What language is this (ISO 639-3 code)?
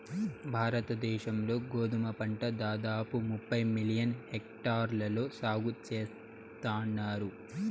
tel